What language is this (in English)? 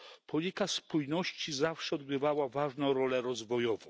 Polish